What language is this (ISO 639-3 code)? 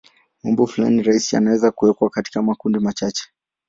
swa